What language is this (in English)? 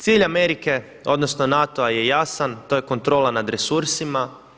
Croatian